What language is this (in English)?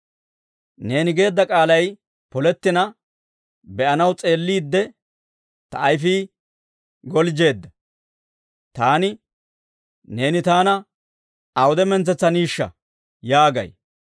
Dawro